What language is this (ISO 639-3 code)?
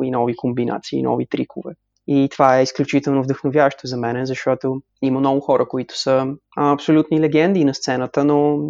bul